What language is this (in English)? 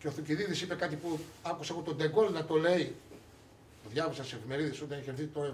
Greek